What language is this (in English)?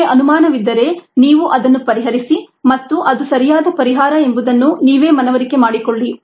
Kannada